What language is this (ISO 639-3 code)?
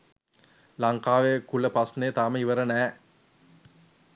sin